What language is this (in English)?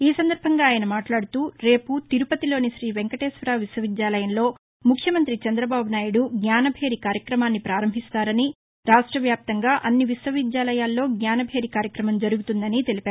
Telugu